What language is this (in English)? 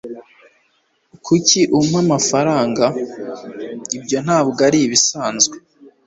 Kinyarwanda